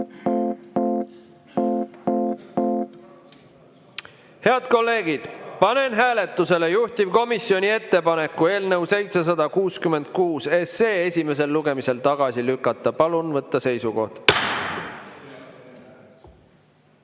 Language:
Estonian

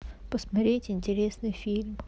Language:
Russian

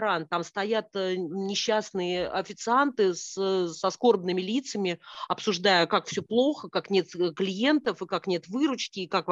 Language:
Russian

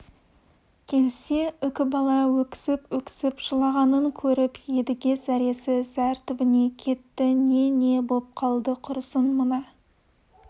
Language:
Kazakh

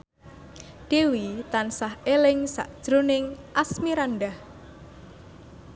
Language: Javanese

